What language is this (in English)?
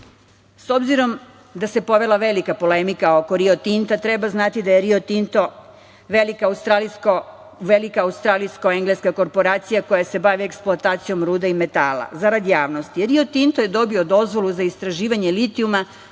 Serbian